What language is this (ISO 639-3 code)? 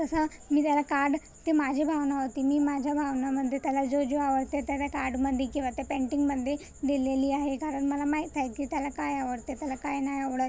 mar